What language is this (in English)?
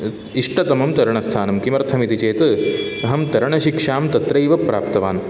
Sanskrit